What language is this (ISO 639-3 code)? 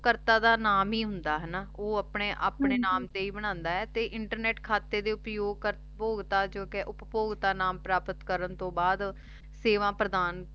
pan